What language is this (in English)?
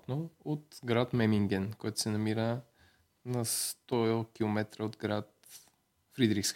Bulgarian